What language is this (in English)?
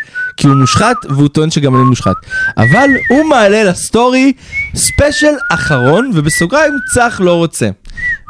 Hebrew